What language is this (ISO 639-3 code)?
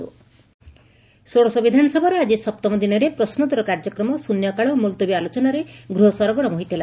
ori